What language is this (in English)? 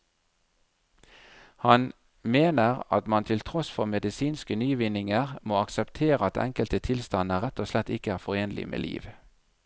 Norwegian